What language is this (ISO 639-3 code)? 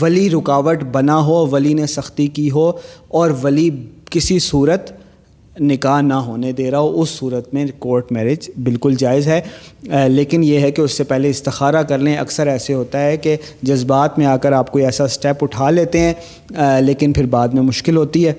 urd